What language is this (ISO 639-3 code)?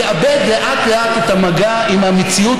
heb